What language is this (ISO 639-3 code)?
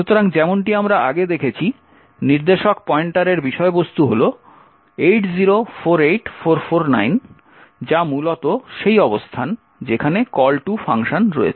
ben